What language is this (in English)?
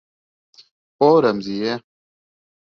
Bashkir